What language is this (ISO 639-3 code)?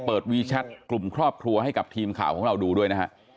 tha